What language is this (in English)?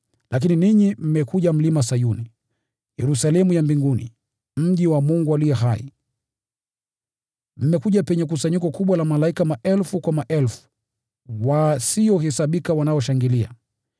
Swahili